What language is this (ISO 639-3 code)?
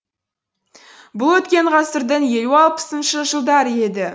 kaz